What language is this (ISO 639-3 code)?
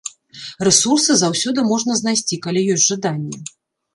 bel